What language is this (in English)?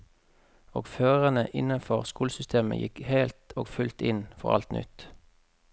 Norwegian